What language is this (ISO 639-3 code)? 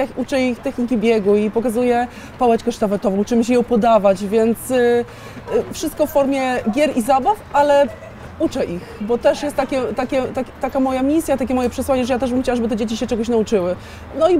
pol